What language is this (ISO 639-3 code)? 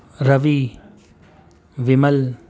urd